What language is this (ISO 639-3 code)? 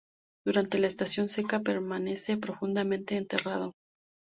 spa